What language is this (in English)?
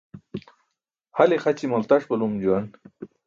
Burushaski